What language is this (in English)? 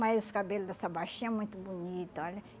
Portuguese